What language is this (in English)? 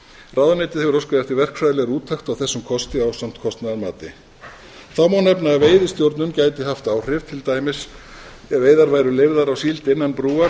Icelandic